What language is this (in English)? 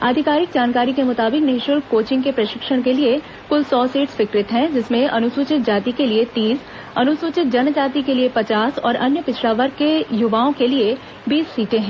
Hindi